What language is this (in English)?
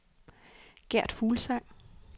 Danish